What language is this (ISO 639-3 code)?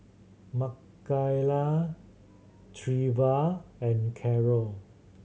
eng